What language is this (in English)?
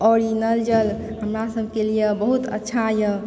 Maithili